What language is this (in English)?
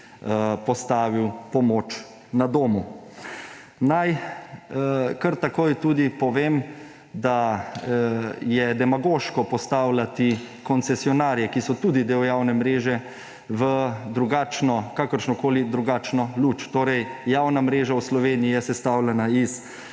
Slovenian